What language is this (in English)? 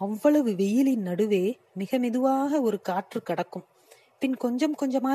Tamil